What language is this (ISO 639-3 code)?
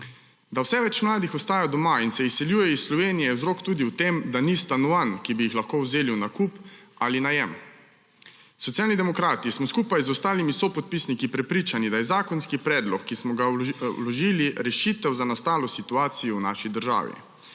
slv